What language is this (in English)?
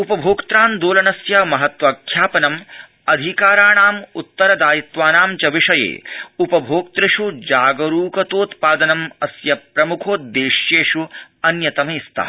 Sanskrit